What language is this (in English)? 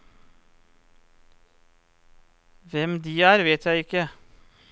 Norwegian